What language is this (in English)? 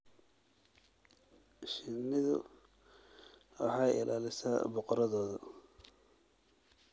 Somali